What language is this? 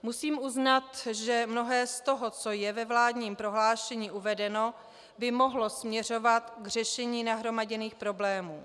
Czech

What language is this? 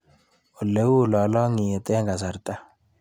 Kalenjin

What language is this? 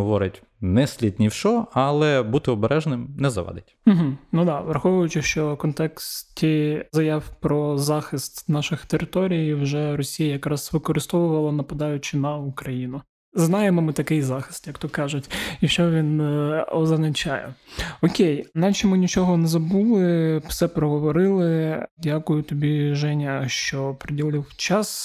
Ukrainian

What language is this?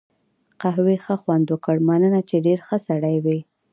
Pashto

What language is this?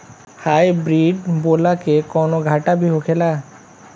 Bhojpuri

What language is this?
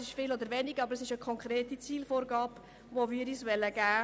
Swiss German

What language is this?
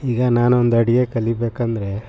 Kannada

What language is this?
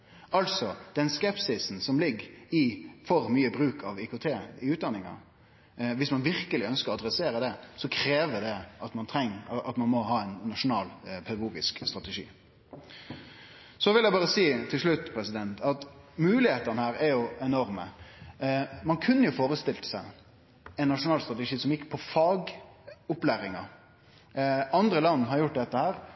Norwegian Nynorsk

